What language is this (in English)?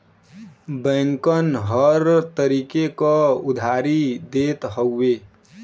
Bhojpuri